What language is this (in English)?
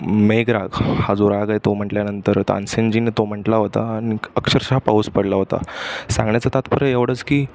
Marathi